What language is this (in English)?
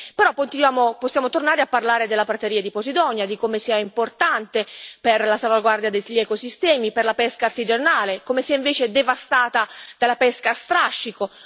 Italian